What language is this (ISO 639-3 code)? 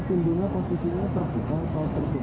ind